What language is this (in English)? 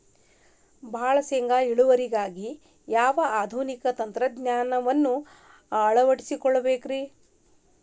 Kannada